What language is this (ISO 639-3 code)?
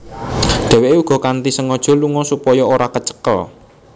jav